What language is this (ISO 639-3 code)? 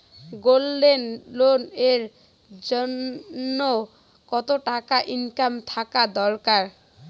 ben